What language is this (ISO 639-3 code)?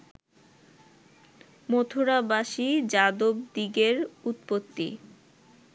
ben